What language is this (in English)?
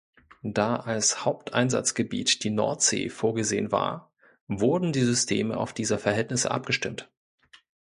German